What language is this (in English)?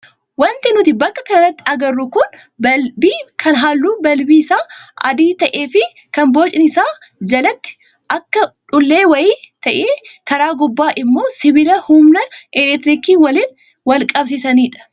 Oromo